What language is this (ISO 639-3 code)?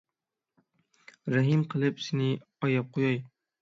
uig